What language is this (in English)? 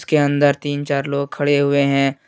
Hindi